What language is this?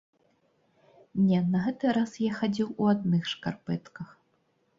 Belarusian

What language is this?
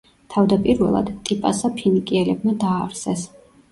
Georgian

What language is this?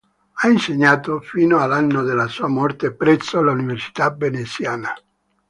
Italian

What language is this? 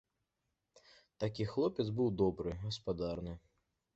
Belarusian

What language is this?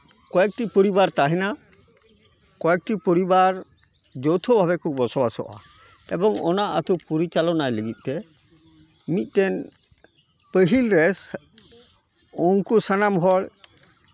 Santali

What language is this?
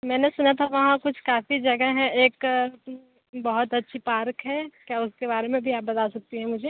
Hindi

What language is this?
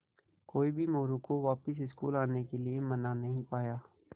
Hindi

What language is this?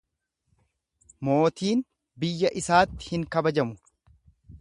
Oromo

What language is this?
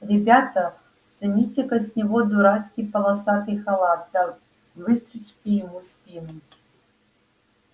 Russian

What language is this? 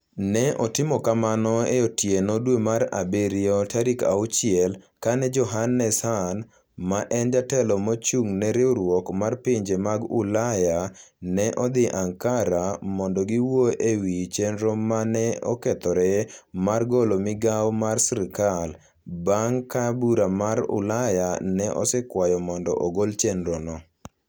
Luo (Kenya and Tanzania)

